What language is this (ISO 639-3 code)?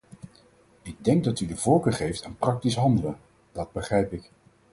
nld